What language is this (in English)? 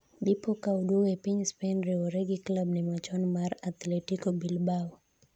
Luo (Kenya and Tanzania)